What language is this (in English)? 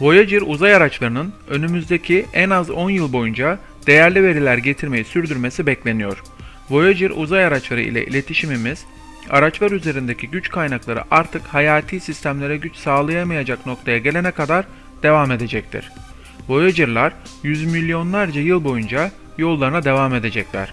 Turkish